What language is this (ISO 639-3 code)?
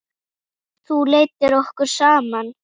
isl